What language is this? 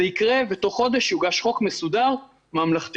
Hebrew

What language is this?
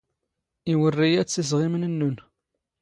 Standard Moroccan Tamazight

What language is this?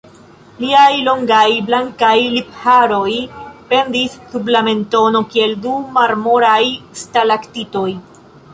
Esperanto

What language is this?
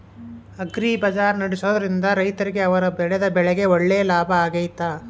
Kannada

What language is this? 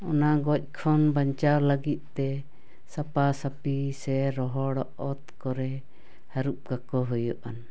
Santali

